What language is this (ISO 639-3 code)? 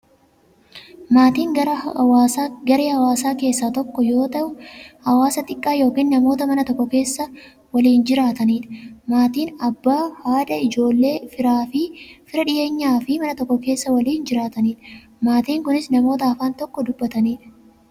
orm